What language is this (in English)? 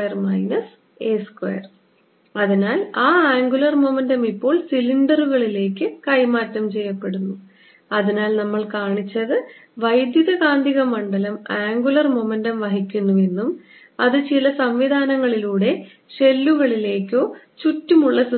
Malayalam